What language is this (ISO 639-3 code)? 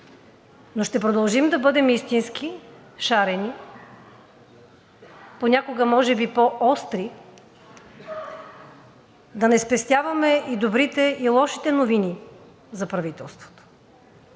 bul